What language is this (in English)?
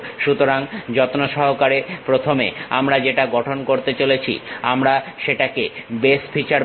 Bangla